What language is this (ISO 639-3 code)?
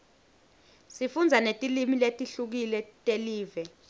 ssw